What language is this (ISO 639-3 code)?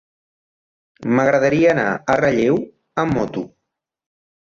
cat